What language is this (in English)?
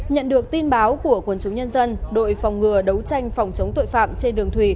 Vietnamese